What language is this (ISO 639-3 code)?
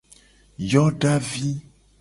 gej